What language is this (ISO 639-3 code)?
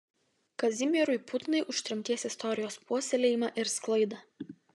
lit